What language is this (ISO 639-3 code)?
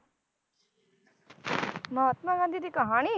pan